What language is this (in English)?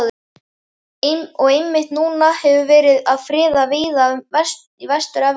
Icelandic